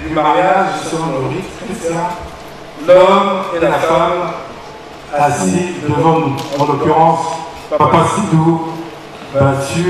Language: French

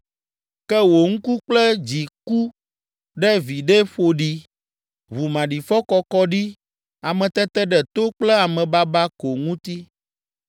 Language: Ewe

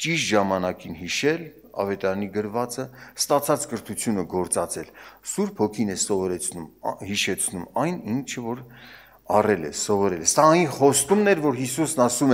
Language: Turkish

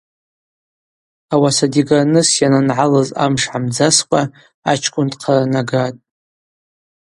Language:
Abaza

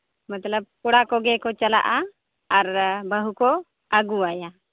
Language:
Santali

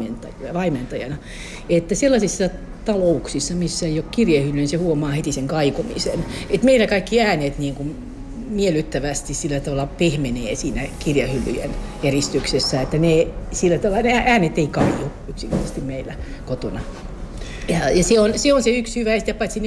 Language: Finnish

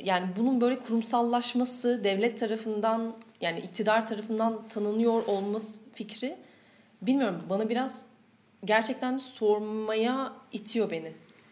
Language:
Turkish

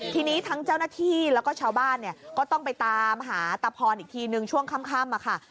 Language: Thai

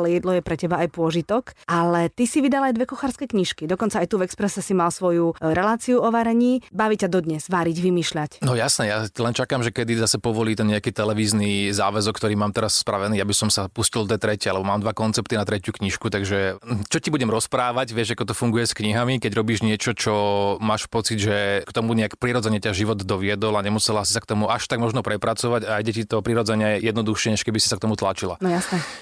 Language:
Slovak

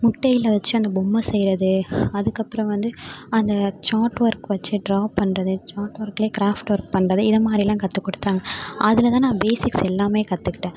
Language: Tamil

